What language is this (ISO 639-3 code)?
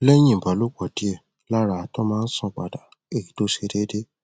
yor